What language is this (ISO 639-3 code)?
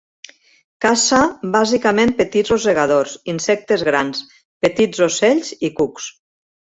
cat